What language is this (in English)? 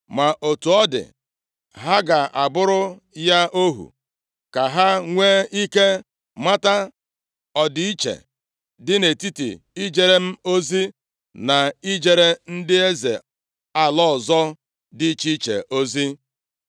Igbo